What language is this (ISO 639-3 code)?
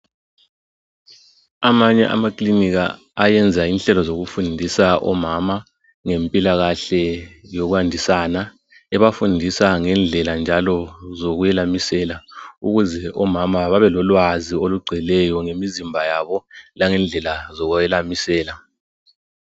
nde